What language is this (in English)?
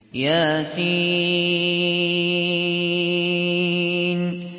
Arabic